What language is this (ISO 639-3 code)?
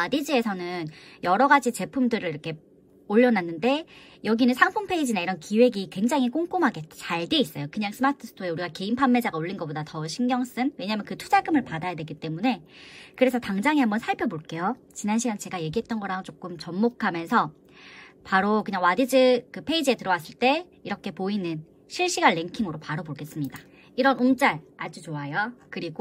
kor